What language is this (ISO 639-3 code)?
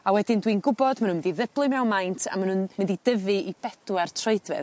cym